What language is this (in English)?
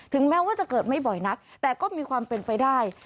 Thai